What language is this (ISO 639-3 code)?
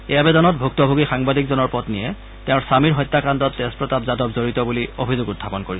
asm